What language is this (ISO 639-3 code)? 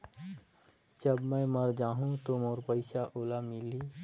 hne